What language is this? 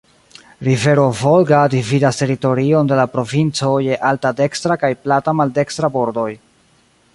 Esperanto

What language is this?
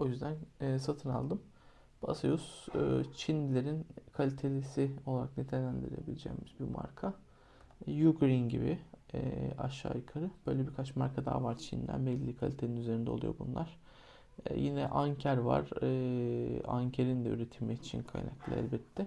Turkish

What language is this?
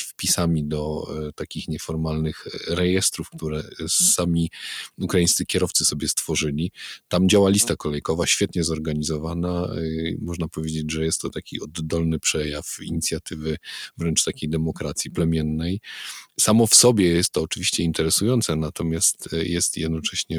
Polish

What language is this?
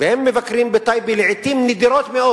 Hebrew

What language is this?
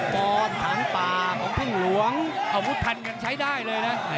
Thai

